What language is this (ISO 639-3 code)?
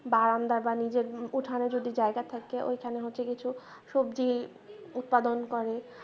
ben